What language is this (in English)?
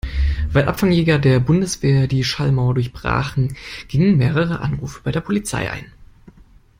German